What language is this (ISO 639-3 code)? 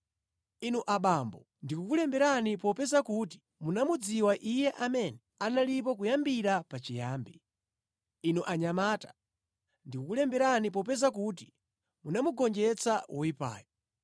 nya